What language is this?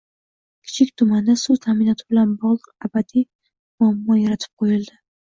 Uzbek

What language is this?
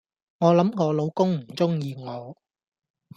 Cantonese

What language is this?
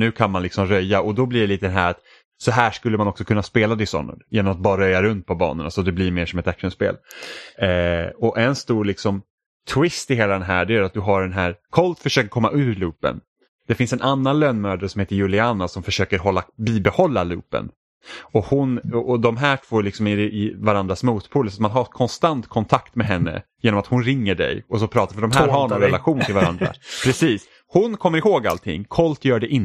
Swedish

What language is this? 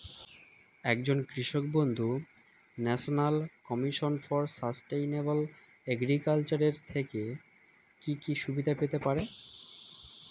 Bangla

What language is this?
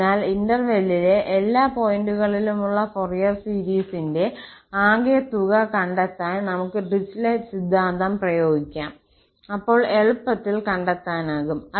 Malayalam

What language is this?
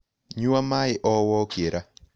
Kikuyu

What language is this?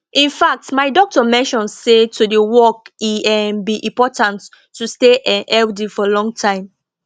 Nigerian Pidgin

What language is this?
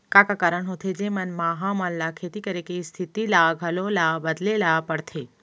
Chhattisgarhi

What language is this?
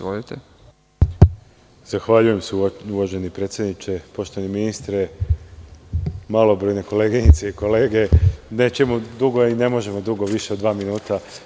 Serbian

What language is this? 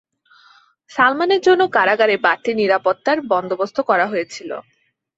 Bangla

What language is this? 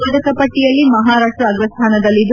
Kannada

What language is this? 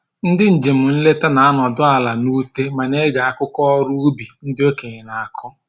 Igbo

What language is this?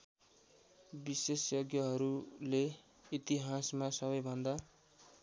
Nepali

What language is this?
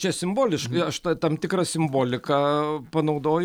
Lithuanian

